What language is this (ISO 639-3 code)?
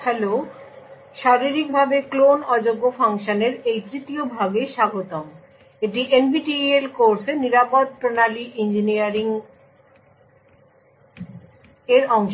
ben